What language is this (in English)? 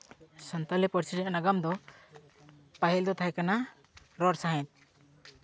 Santali